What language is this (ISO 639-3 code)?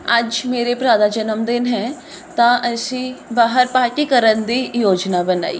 pan